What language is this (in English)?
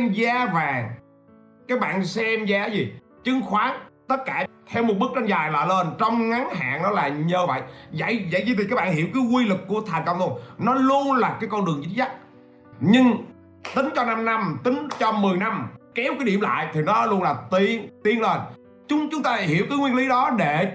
Vietnamese